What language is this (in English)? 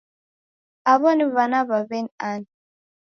Taita